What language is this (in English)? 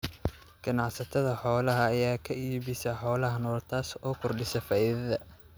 Somali